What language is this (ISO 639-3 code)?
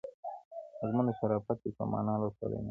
pus